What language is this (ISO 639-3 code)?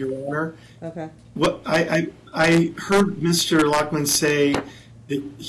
eng